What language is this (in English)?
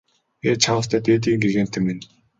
Mongolian